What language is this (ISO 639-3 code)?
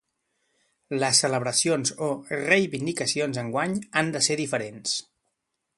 cat